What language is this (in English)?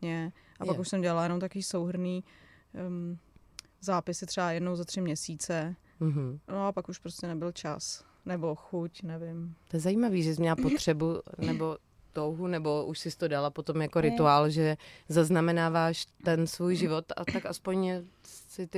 Czech